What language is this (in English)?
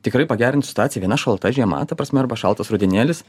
Lithuanian